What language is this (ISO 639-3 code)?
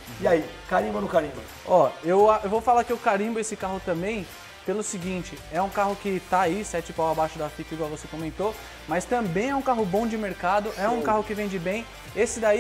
por